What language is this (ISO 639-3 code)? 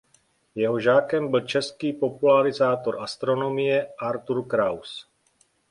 ces